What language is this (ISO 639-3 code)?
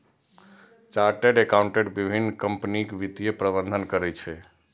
mai